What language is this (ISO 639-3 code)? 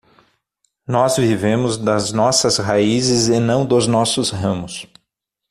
por